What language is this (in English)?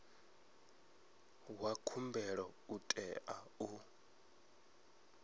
Venda